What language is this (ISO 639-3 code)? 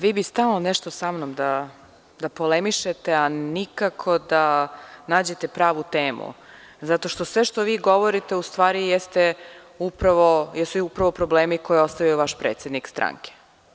srp